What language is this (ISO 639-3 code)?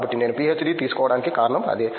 tel